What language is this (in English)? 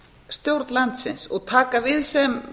Icelandic